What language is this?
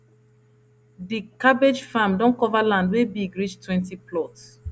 Nigerian Pidgin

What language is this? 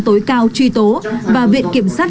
Vietnamese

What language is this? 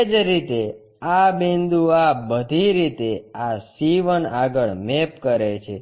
Gujarati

